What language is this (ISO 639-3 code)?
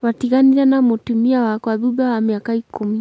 kik